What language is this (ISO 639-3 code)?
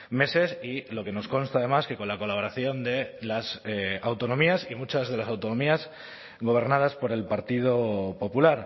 spa